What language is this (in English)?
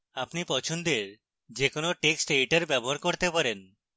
Bangla